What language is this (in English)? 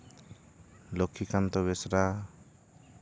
Santali